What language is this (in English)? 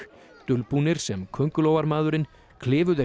Icelandic